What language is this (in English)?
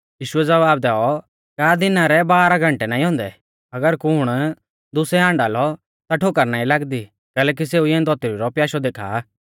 Mahasu Pahari